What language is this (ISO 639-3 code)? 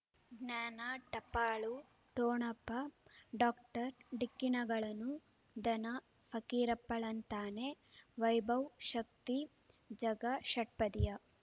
kan